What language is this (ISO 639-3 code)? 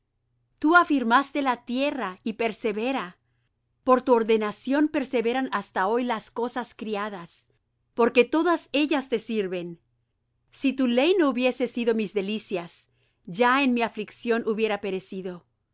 spa